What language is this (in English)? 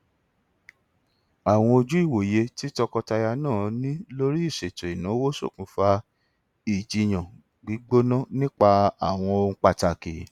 Yoruba